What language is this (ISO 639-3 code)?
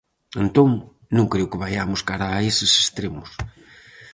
glg